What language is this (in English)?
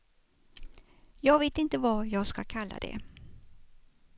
Swedish